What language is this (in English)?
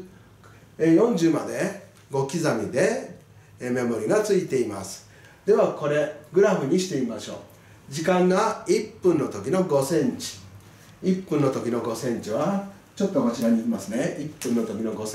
Japanese